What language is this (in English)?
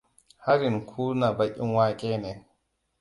Hausa